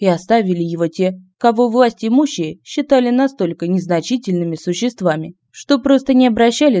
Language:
Russian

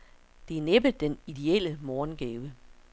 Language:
Danish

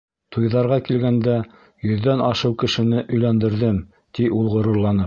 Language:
Bashkir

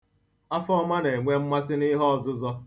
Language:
Igbo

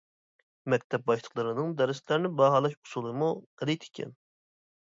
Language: Uyghur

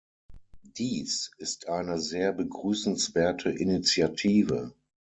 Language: German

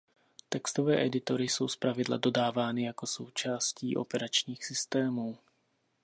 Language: Czech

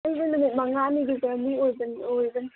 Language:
Manipuri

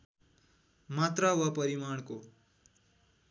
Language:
Nepali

